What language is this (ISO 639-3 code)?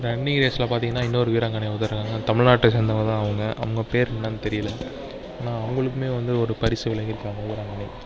tam